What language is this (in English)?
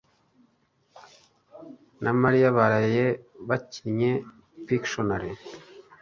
Kinyarwanda